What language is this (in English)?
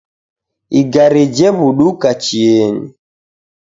Taita